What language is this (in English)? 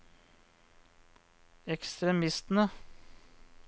Norwegian